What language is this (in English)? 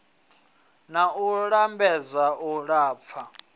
Venda